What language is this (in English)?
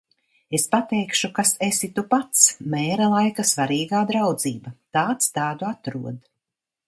Latvian